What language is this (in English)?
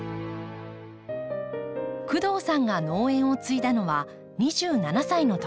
Japanese